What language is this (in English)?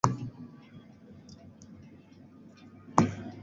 Swahili